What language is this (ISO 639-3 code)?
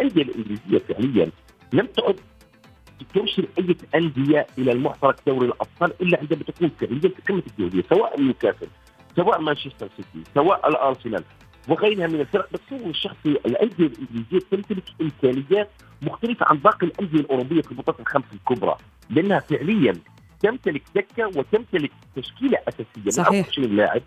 ara